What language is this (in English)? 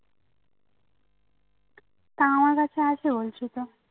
Bangla